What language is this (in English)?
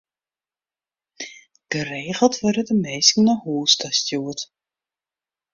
Western Frisian